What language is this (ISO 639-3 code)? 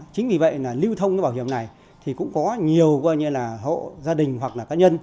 vie